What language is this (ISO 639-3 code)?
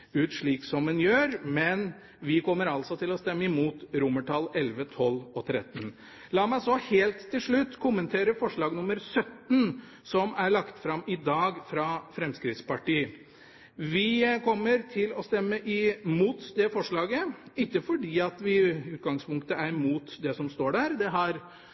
nob